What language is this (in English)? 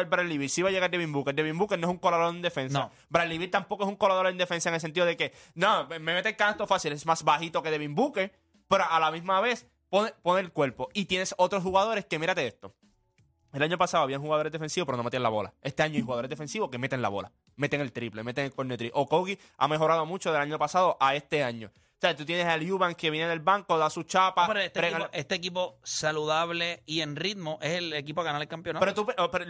Spanish